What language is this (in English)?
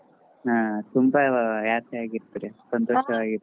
Kannada